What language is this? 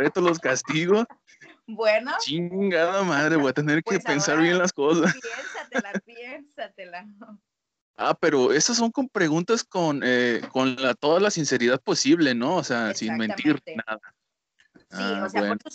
Spanish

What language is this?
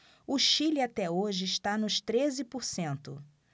Portuguese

